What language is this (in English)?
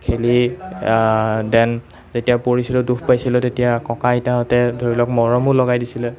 Assamese